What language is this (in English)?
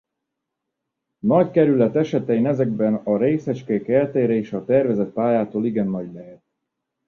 Hungarian